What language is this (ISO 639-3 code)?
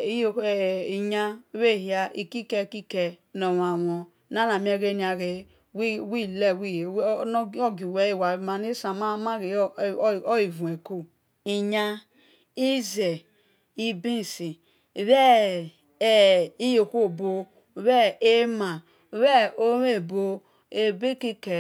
ish